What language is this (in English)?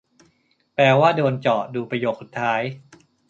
Thai